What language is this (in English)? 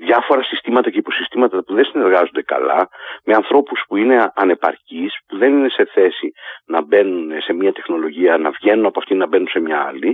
Greek